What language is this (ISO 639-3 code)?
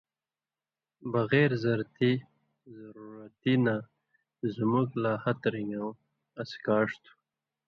mvy